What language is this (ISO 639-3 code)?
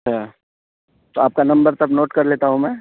urd